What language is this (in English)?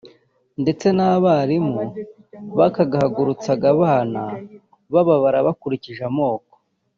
Kinyarwanda